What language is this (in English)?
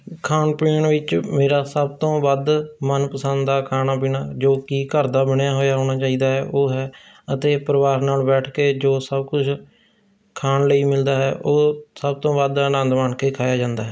Punjabi